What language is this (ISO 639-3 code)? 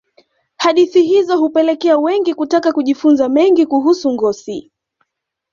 swa